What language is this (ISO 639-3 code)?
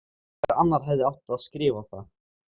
isl